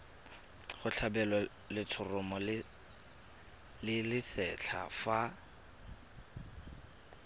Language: Tswana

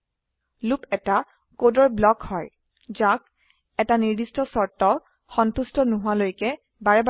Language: Assamese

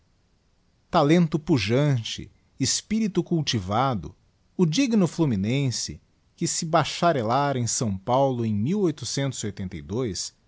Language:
Portuguese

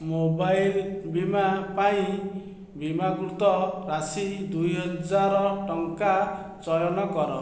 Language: Odia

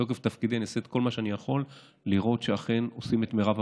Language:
Hebrew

